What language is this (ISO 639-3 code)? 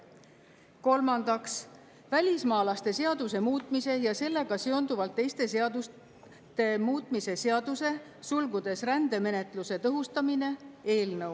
est